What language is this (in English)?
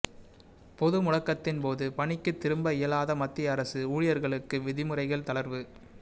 Tamil